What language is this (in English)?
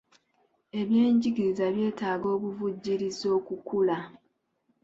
Ganda